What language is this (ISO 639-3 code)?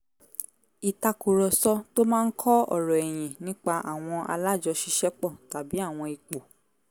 yor